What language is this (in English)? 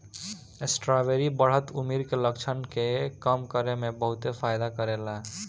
Bhojpuri